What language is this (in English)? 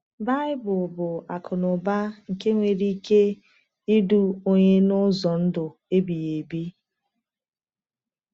Igbo